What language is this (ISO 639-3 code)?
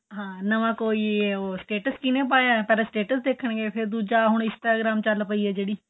pan